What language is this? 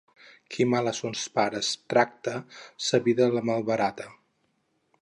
Catalan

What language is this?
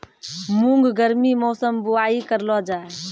Maithili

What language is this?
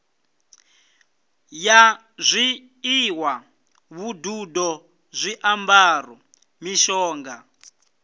Venda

